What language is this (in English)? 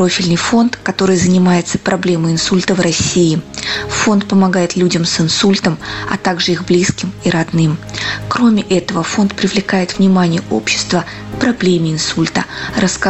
Russian